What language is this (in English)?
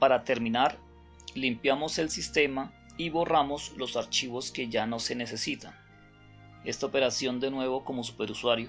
Spanish